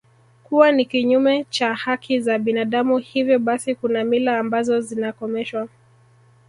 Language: Swahili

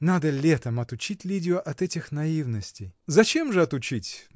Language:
Russian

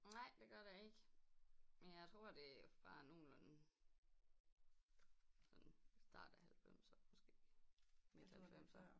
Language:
Danish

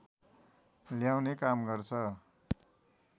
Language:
Nepali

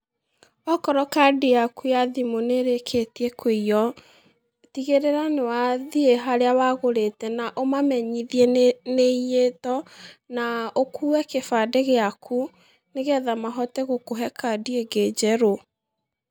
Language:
Kikuyu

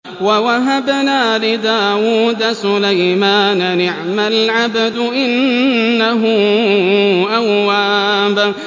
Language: Arabic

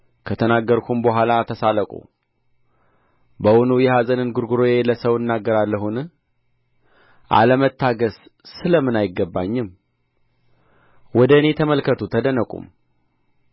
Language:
Amharic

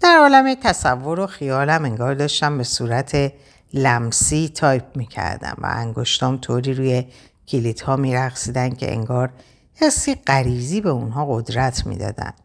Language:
Persian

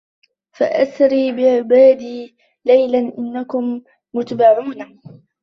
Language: Arabic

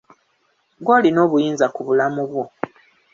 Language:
Ganda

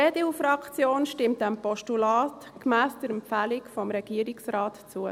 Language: Swiss German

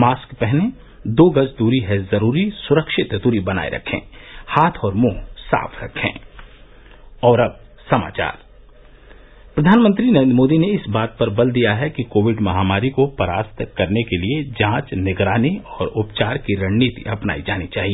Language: Hindi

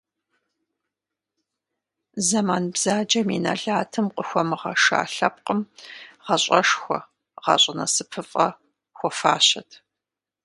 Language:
Kabardian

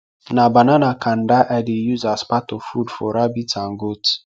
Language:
Nigerian Pidgin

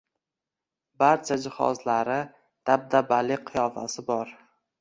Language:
Uzbek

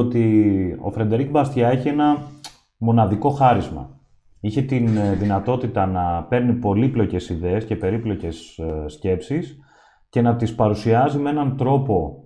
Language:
Greek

